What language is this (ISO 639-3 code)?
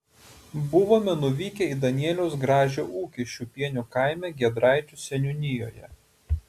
lit